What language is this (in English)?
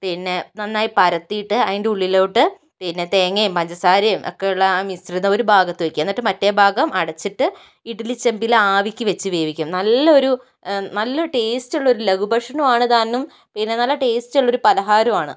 Malayalam